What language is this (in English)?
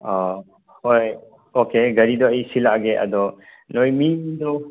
Manipuri